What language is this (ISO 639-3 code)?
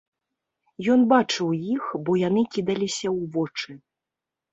bel